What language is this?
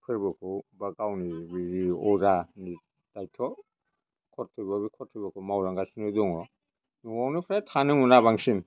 Bodo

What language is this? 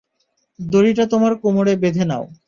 Bangla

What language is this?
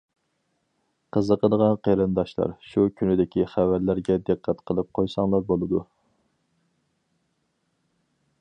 Uyghur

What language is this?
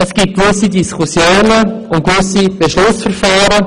Swiss German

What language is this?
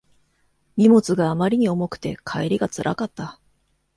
Japanese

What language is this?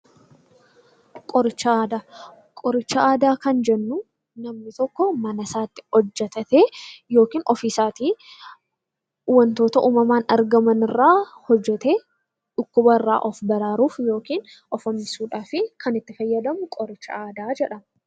Oromo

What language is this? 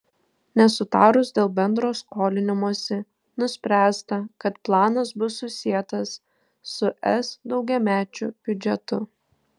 Lithuanian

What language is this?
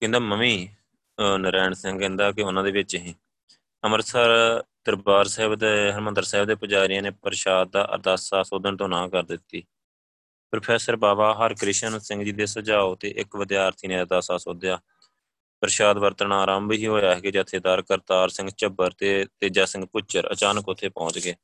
Punjabi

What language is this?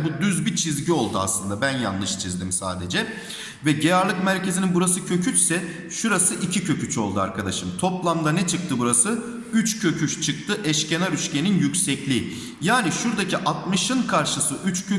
Turkish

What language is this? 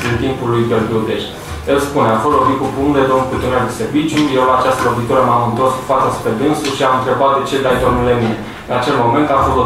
Romanian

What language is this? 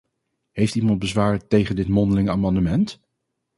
Dutch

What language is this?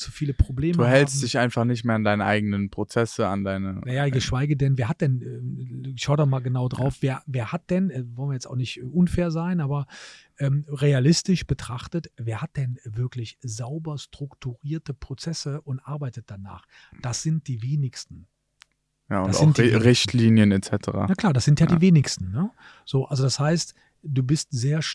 German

